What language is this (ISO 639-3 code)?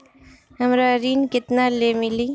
bho